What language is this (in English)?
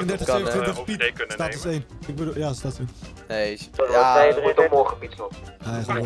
Dutch